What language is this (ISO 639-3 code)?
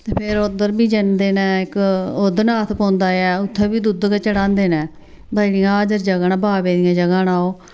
doi